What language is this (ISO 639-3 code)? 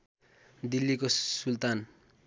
nep